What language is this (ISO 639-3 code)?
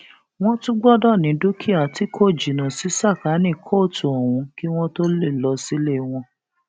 yor